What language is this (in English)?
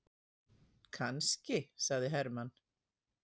Icelandic